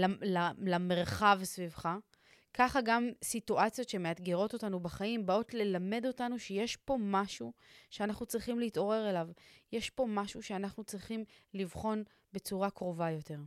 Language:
Hebrew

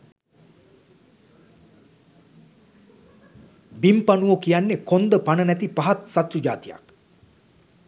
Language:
Sinhala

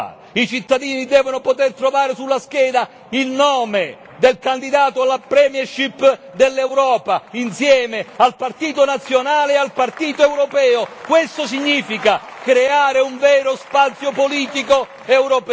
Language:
Italian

